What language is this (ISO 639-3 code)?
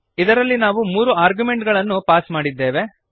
kan